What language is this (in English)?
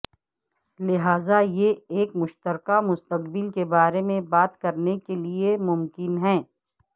Urdu